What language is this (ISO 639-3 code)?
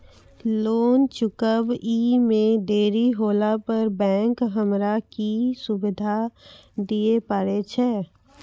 mai